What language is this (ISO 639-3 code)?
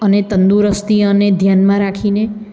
guj